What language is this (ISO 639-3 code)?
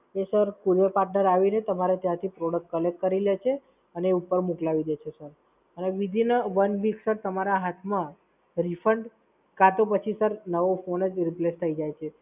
guj